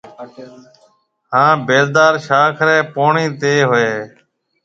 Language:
Marwari (Pakistan)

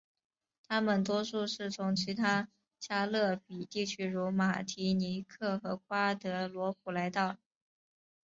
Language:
Chinese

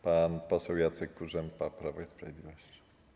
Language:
Polish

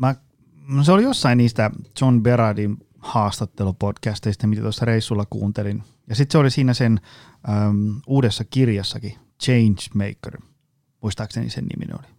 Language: Finnish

